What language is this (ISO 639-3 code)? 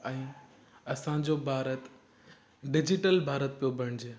snd